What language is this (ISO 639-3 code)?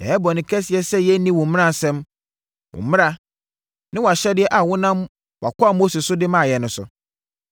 aka